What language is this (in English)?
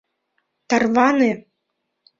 Mari